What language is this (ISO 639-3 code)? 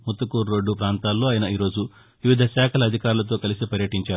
tel